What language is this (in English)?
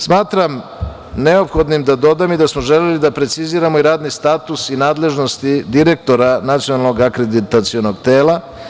Serbian